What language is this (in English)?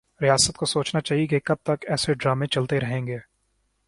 Urdu